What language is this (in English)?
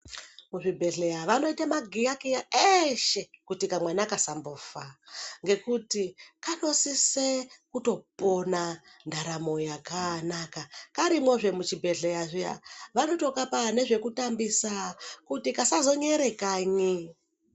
Ndau